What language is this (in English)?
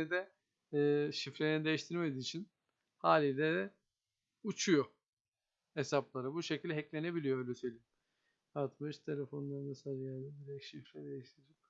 Turkish